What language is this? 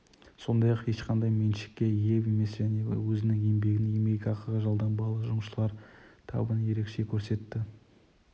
Kazakh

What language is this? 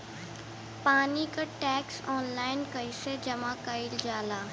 Bhojpuri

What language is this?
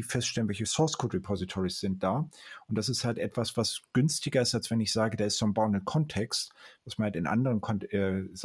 German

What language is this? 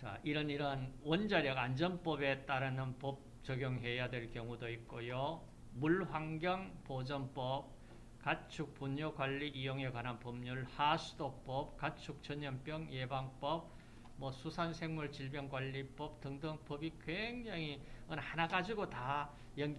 Korean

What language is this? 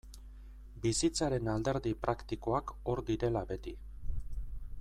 Basque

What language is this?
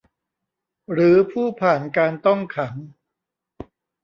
Thai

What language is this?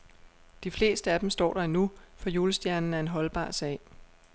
Danish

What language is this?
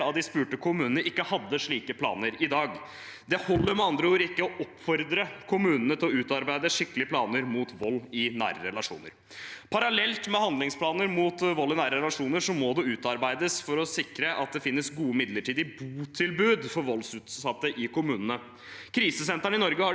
Norwegian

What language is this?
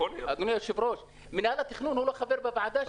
Hebrew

